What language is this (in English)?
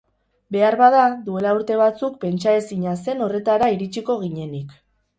Basque